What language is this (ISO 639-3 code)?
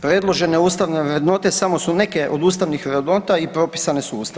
hrv